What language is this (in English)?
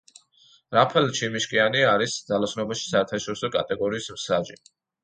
Georgian